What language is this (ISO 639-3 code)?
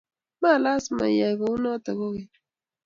kln